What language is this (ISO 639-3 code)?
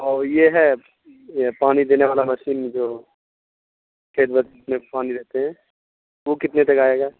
urd